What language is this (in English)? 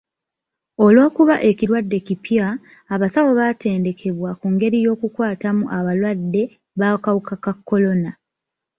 Ganda